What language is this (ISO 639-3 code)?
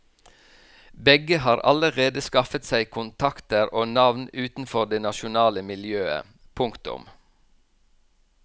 nor